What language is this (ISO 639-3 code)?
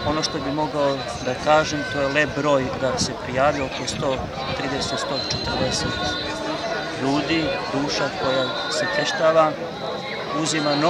nld